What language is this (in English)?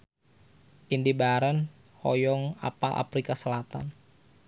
Sundanese